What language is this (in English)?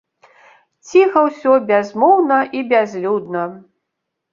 Belarusian